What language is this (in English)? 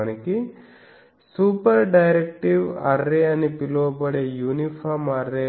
Telugu